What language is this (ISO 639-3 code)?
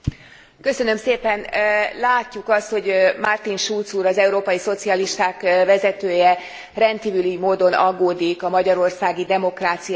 hun